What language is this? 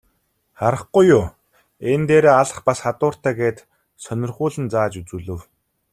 Mongolian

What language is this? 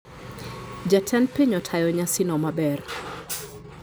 Luo (Kenya and Tanzania)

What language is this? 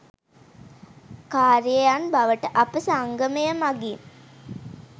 Sinhala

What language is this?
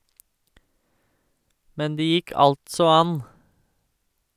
Norwegian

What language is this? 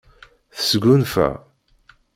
Kabyle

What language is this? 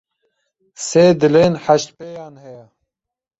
Kurdish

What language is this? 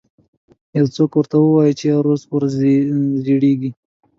Pashto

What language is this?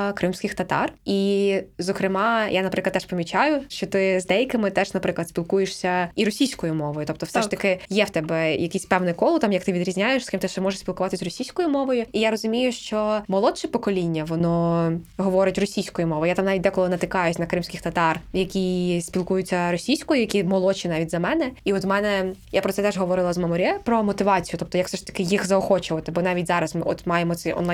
Ukrainian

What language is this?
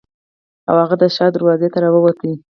Pashto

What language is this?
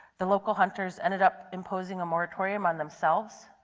English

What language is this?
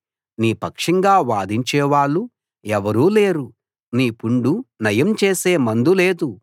Telugu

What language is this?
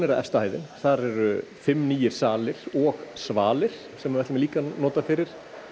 Icelandic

